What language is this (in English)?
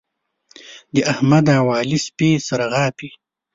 Pashto